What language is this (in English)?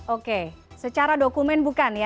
Indonesian